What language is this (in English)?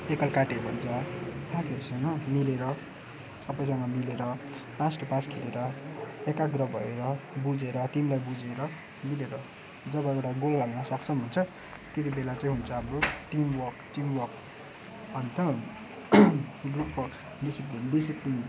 Nepali